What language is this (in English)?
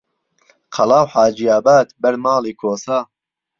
Central Kurdish